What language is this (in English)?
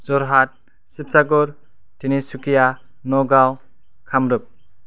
Bodo